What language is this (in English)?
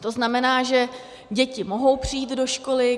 Czech